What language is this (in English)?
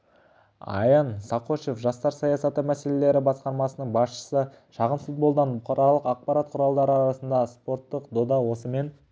Kazakh